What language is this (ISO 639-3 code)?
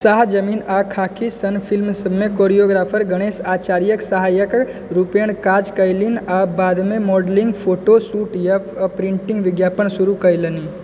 mai